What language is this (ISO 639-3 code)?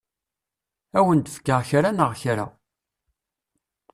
kab